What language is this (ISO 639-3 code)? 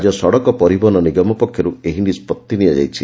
ori